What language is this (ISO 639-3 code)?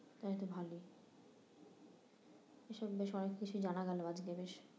ben